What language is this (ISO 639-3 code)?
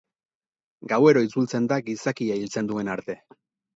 eus